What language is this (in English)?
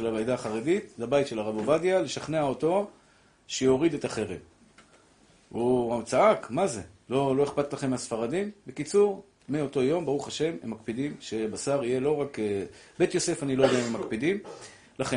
Hebrew